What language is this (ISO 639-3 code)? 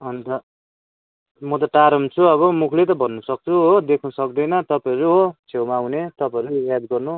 nep